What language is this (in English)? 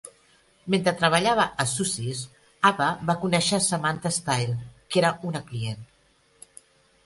Catalan